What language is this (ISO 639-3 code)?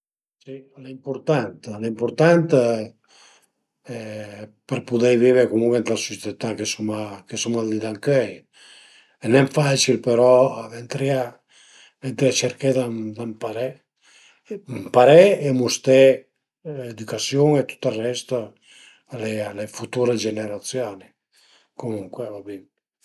pms